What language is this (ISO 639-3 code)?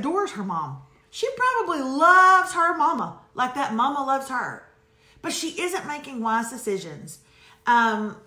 eng